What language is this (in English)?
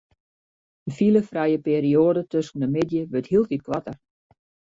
Western Frisian